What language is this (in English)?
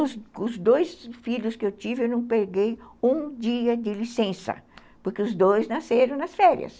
Portuguese